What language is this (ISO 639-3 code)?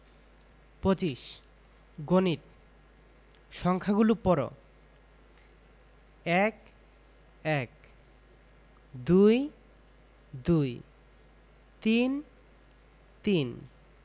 ben